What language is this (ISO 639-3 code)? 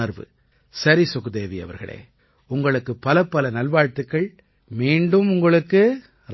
tam